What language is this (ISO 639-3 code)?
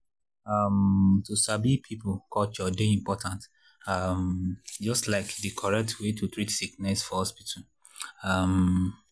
pcm